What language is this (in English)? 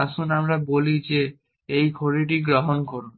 Bangla